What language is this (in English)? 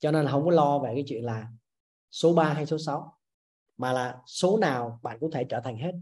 Vietnamese